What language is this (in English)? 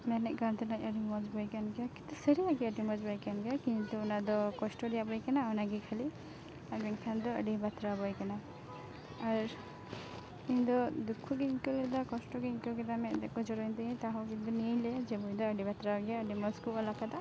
Santali